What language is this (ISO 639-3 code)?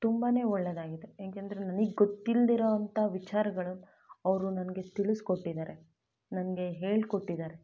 kan